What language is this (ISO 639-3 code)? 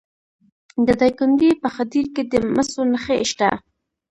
pus